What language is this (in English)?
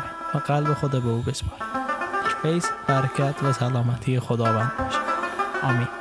Persian